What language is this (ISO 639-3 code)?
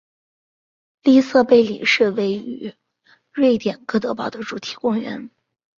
zho